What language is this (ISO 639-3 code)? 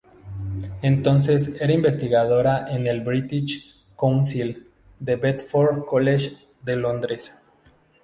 spa